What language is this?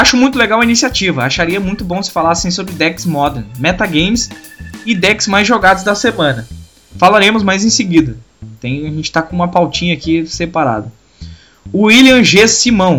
Portuguese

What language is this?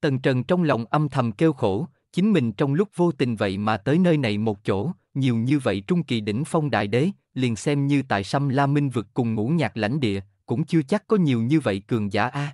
Vietnamese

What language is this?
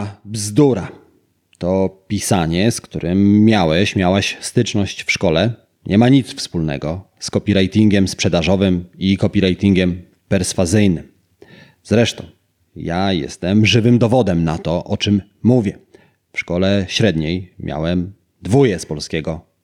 Polish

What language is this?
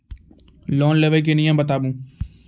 Maithili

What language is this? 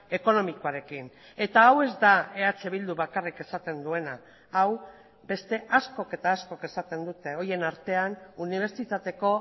Basque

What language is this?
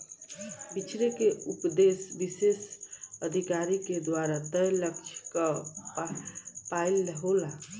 Bhojpuri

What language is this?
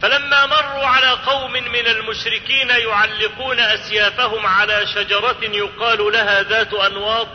Arabic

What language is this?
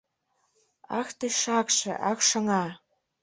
Mari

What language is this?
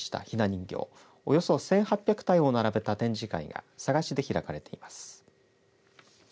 Japanese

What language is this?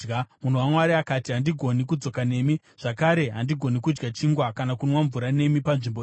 Shona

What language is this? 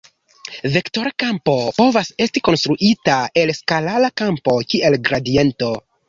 Esperanto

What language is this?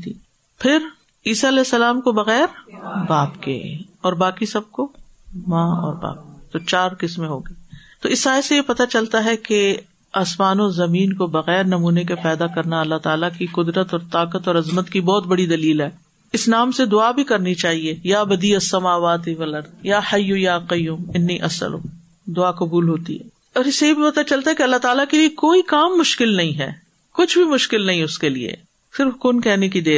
Urdu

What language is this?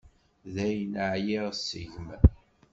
Kabyle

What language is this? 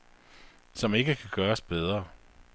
Danish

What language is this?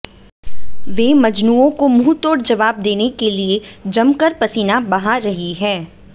Hindi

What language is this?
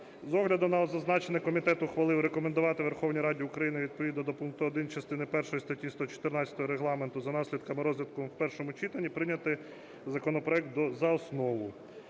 Ukrainian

